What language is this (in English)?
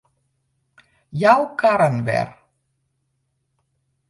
Western Frisian